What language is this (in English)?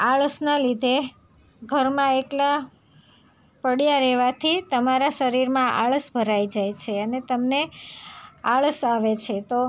Gujarati